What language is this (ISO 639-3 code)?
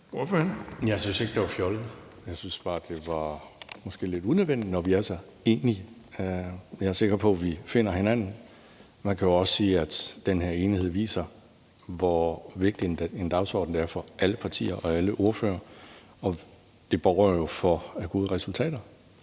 dan